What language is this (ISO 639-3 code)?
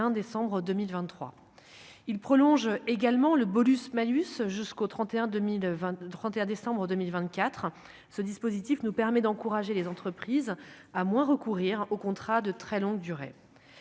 fra